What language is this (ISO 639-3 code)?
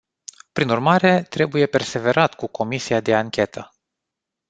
ron